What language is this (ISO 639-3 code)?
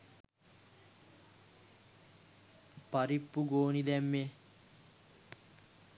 sin